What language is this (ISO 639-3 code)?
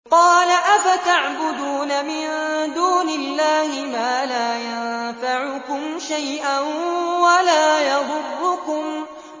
ara